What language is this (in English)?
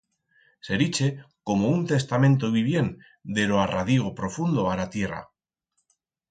Aragonese